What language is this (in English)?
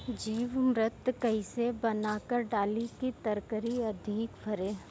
Bhojpuri